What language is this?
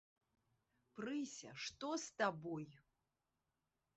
Belarusian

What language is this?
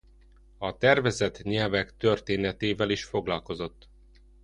Hungarian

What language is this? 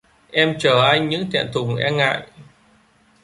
Vietnamese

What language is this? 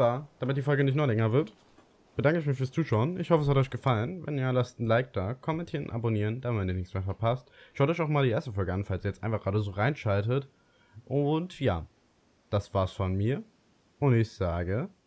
German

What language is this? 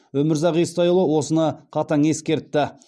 Kazakh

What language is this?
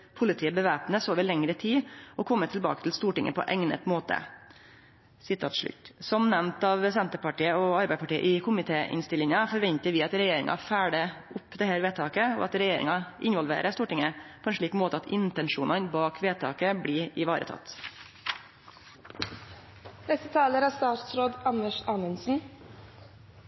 Norwegian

